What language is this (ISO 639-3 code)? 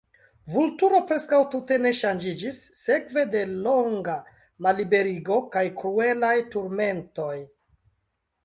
epo